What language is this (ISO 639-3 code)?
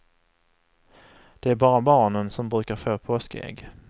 swe